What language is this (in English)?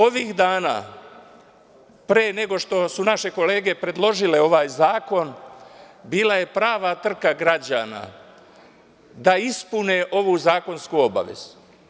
Serbian